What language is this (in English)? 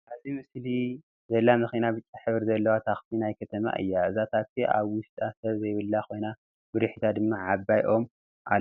Tigrinya